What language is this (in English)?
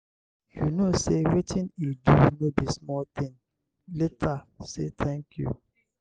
Nigerian Pidgin